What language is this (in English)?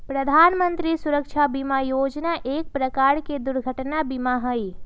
Magahi